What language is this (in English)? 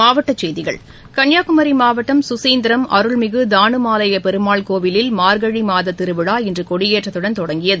Tamil